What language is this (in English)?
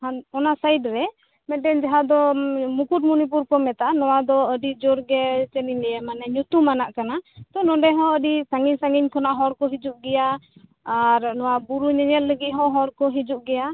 Santali